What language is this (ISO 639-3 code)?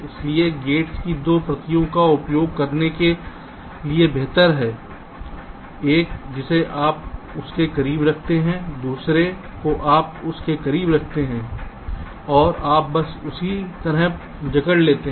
hin